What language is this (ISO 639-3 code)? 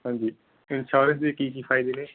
pan